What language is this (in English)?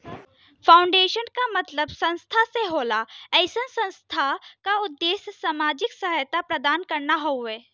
Bhojpuri